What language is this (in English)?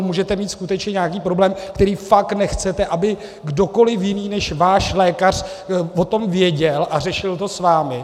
Czech